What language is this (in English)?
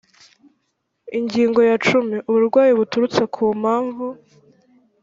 Kinyarwanda